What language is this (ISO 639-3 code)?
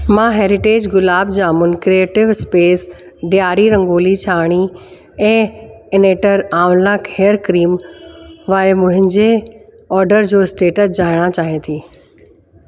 snd